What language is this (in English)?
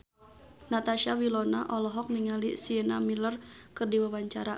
Sundanese